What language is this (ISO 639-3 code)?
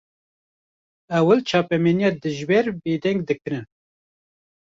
kur